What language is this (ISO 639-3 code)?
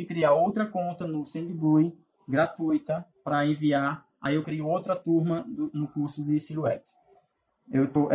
por